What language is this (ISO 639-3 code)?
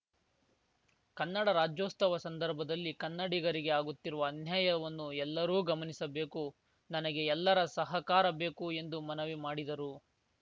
kan